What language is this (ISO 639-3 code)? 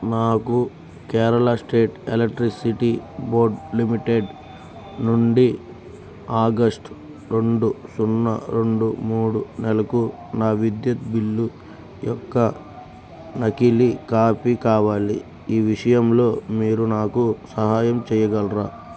tel